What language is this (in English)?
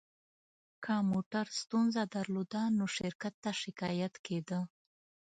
Pashto